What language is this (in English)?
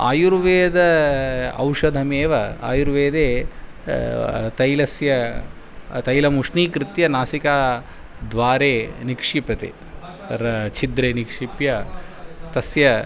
Sanskrit